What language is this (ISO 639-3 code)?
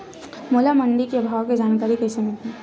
hne